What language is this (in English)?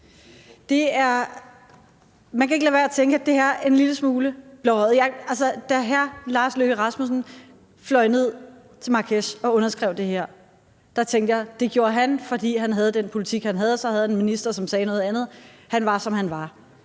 Danish